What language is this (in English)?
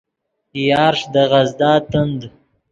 Yidgha